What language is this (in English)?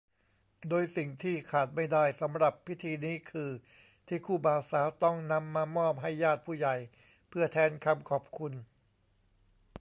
Thai